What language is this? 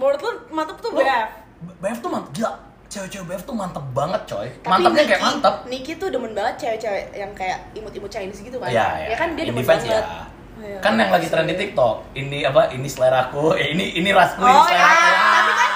Indonesian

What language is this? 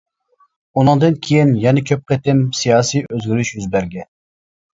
Uyghur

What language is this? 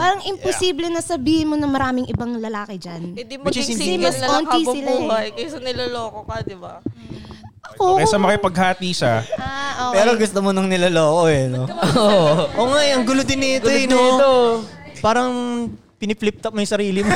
Filipino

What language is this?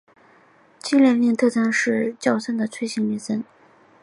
Chinese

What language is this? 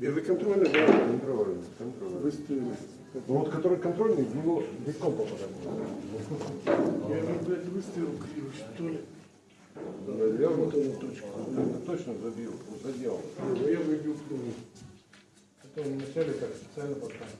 Russian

